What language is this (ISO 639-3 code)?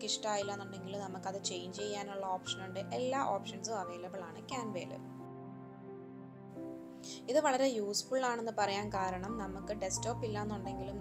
eng